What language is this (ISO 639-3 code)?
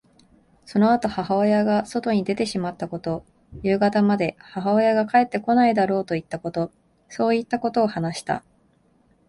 jpn